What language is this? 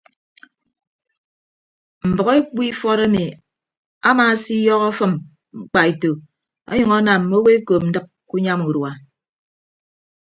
Ibibio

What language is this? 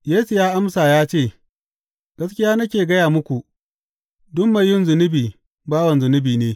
Hausa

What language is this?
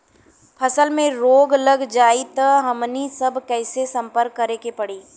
Bhojpuri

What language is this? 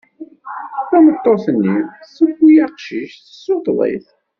Kabyle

